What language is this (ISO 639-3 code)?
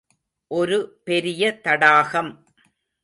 tam